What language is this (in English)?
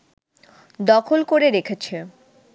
Bangla